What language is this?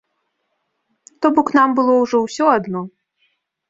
Belarusian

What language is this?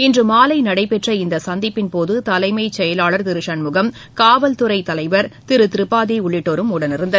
Tamil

